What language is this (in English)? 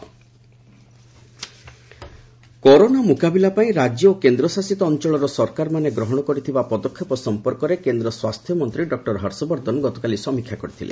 Odia